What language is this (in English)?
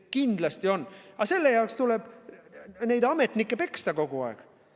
Estonian